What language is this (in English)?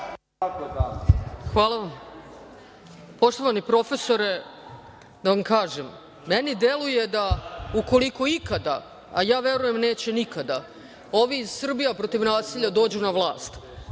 Serbian